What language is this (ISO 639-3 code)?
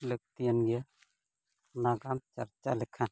sat